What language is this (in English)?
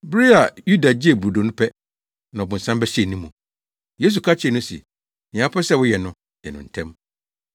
Akan